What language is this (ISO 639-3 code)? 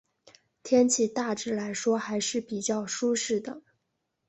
zho